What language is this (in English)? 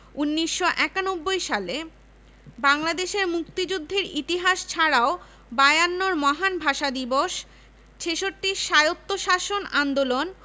Bangla